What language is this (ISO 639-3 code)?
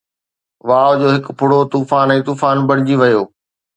snd